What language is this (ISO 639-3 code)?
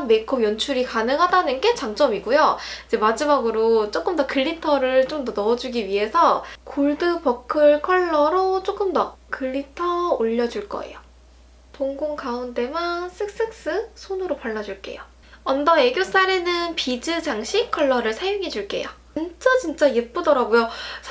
kor